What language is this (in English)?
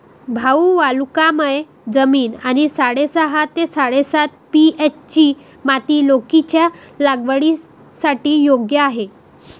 Marathi